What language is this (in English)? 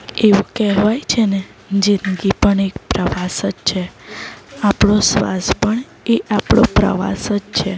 Gujarati